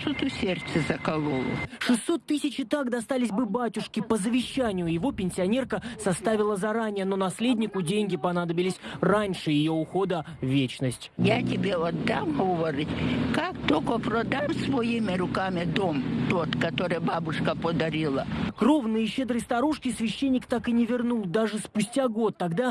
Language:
Russian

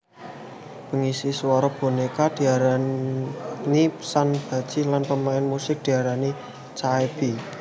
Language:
Javanese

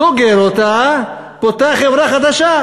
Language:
Hebrew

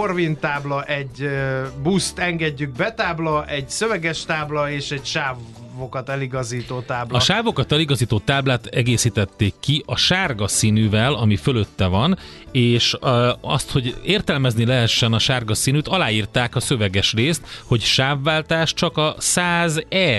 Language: Hungarian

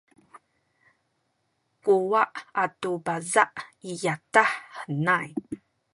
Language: Sakizaya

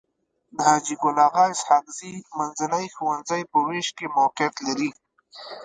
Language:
Pashto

